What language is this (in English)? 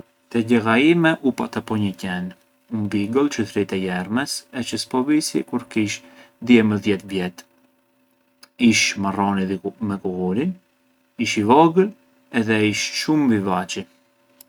Arbëreshë Albanian